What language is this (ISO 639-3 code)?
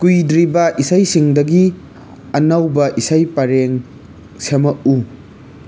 mni